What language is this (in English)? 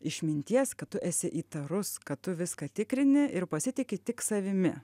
Lithuanian